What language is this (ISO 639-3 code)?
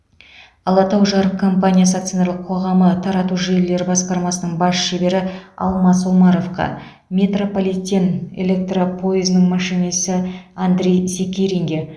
kaz